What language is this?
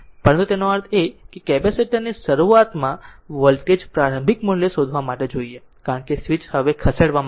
Gujarati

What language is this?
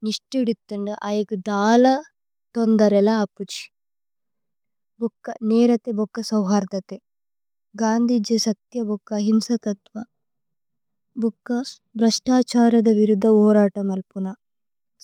Tulu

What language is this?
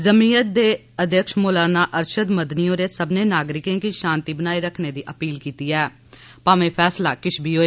Dogri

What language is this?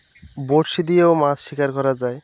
Bangla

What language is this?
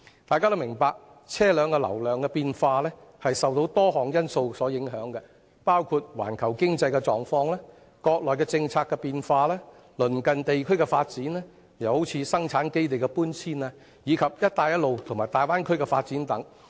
Cantonese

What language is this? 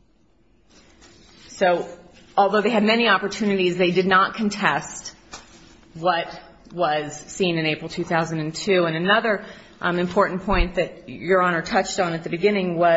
English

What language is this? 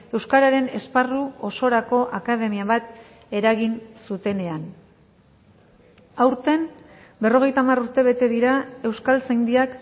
Basque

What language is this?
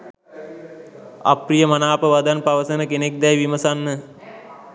Sinhala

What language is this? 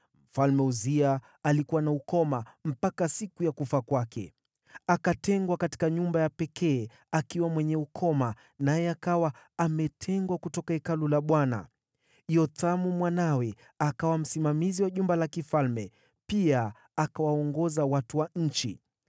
Swahili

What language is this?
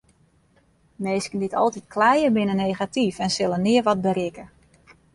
Western Frisian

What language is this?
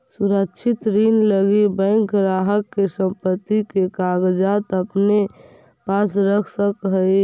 Magahi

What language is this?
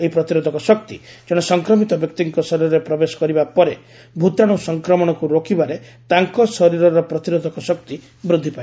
Odia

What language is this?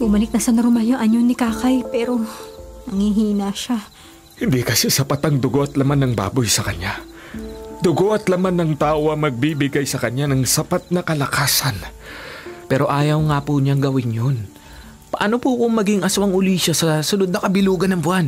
Filipino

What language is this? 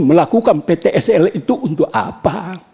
Indonesian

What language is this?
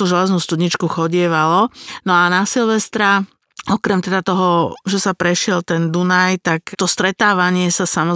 Slovak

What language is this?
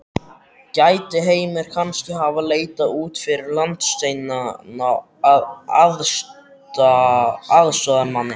Icelandic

